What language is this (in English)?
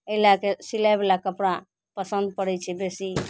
Maithili